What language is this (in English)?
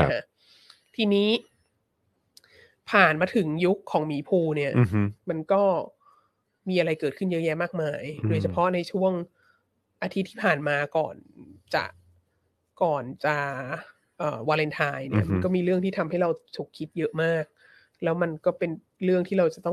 Thai